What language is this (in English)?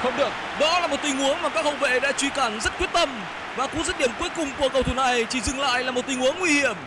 Vietnamese